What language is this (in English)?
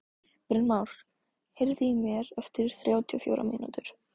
Icelandic